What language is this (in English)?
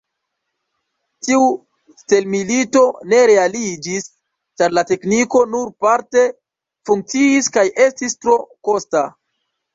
Esperanto